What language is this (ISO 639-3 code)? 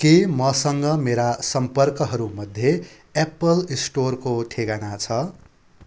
nep